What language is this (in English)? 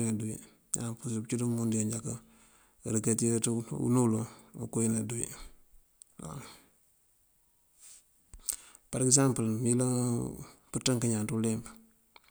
Mandjak